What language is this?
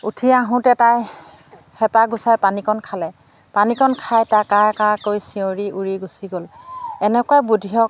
Assamese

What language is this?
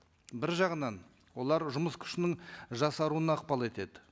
Kazakh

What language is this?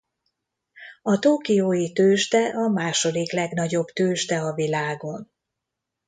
Hungarian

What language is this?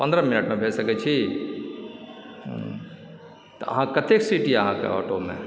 Maithili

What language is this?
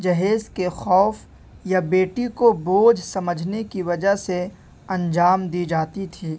Urdu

